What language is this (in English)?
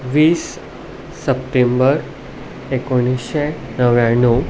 Konkani